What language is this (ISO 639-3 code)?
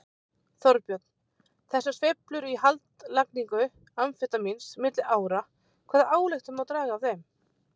isl